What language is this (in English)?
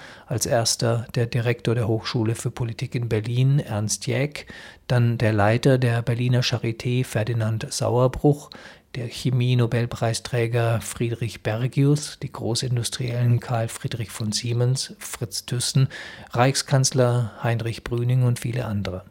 German